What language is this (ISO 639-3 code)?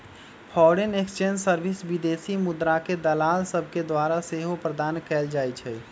mag